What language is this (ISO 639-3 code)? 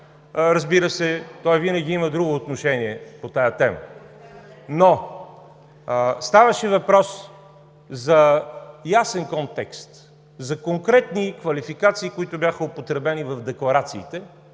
bul